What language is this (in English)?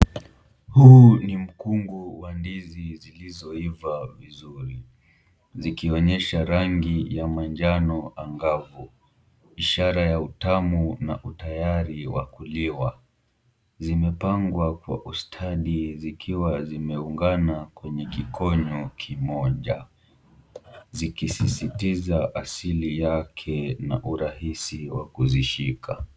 Swahili